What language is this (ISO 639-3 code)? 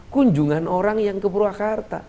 ind